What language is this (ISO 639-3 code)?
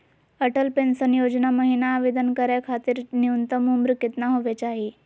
mag